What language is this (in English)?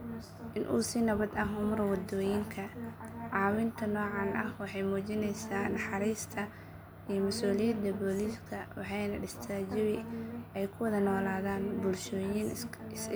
Somali